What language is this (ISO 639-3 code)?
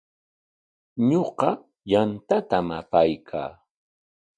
qwa